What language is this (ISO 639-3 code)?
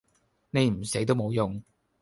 yue